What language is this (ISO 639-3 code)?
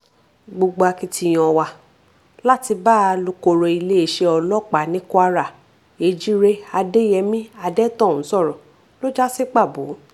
yor